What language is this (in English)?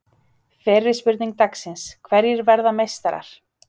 Icelandic